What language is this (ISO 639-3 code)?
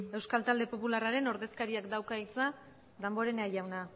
eus